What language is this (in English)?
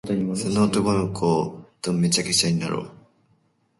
Japanese